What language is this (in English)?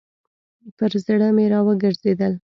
Pashto